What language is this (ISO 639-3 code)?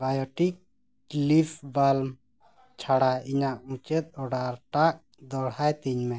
sat